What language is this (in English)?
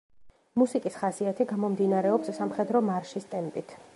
Georgian